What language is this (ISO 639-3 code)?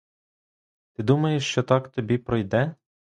ukr